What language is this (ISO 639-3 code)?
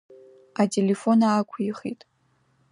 abk